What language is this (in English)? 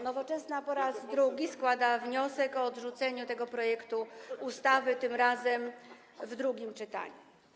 Polish